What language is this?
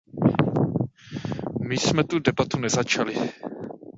Czech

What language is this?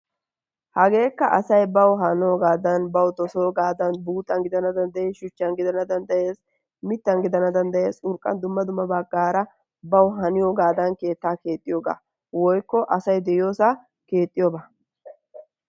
Wolaytta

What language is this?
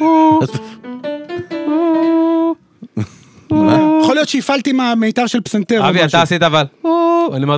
Hebrew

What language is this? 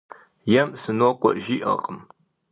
Kabardian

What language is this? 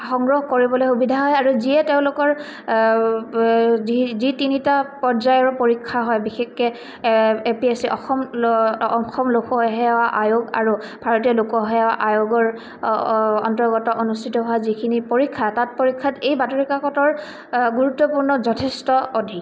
Assamese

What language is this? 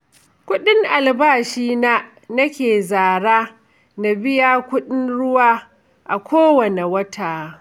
Hausa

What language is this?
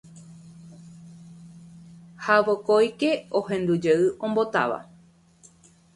Guarani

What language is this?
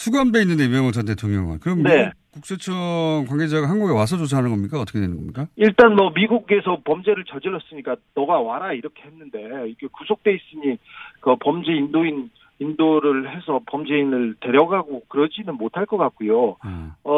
Korean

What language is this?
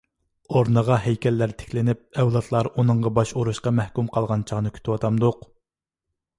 Uyghur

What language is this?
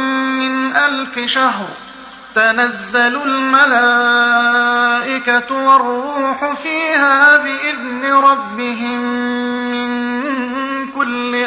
Arabic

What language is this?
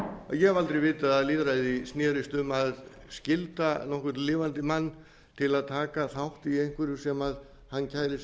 Icelandic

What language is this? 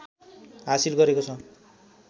Nepali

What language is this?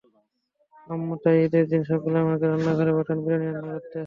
Bangla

